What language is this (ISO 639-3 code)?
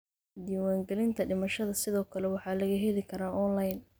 som